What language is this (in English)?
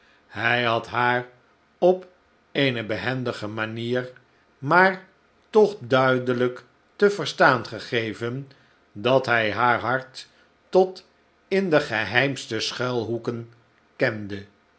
Dutch